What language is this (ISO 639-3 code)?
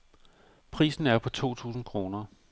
dan